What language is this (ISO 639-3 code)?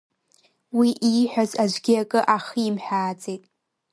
abk